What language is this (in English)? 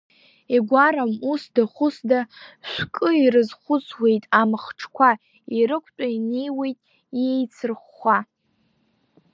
Abkhazian